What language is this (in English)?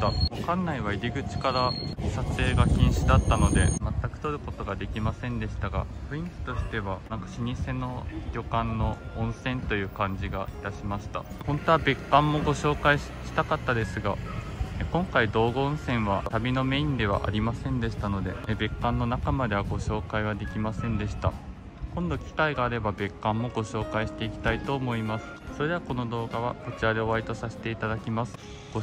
Japanese